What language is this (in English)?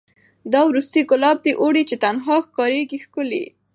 Pashto